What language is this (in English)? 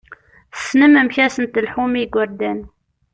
Kabyle